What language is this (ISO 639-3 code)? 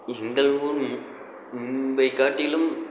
tam